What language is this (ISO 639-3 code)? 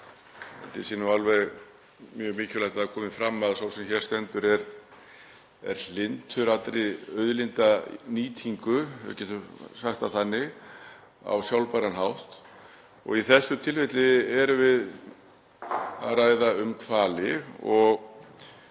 isl